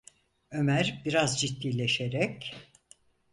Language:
Turkish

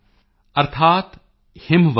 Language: Punjabi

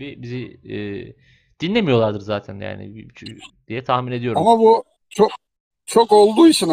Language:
Turkish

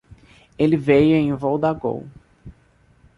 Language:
Portuguese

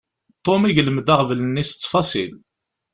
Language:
Kabyle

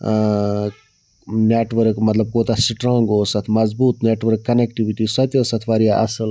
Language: Kashmiri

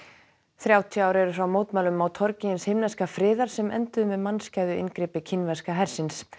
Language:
Icelandic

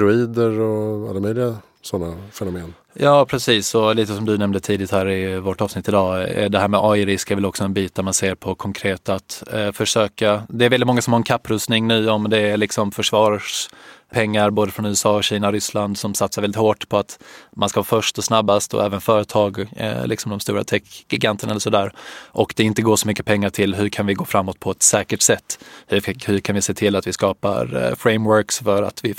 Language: Swedish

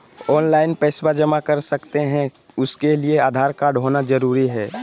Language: Magahi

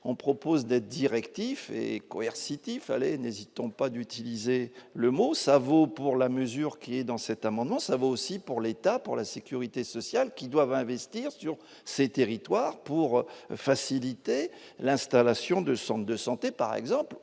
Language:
French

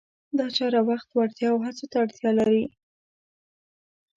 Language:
Pashto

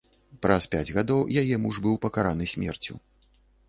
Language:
Belarusian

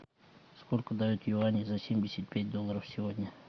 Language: Russian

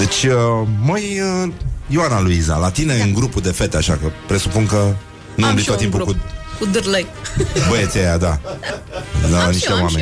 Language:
Romanian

